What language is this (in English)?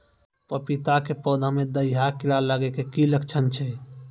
Maithili